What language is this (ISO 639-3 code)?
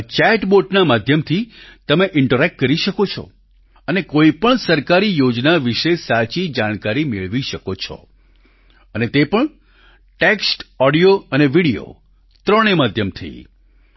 guj